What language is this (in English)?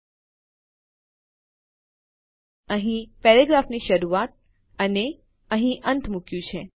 Gujarati